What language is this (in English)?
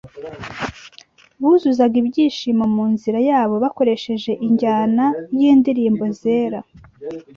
Kinyarwanda